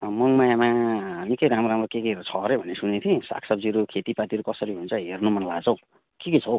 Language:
Nepali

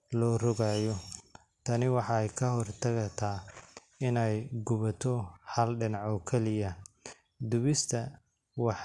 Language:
Somali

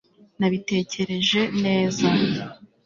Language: Kinyarwanda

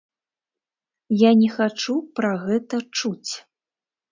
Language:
Belarusian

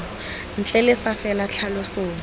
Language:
Tswana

